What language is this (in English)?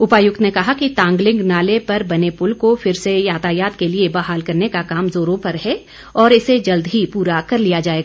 Hindi